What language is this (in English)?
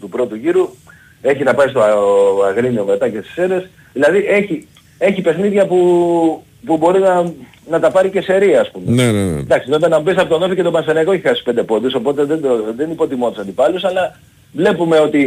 Greek